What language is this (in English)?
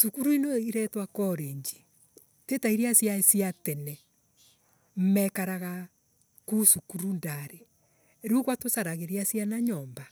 Embu